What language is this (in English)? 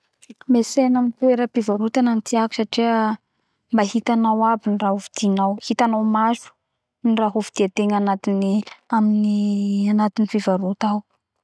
Bara Malagasy